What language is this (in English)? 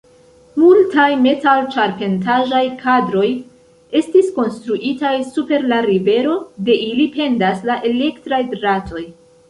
Esperanto